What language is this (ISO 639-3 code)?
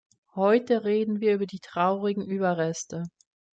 deu